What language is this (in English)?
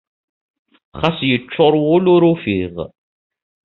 Kabyle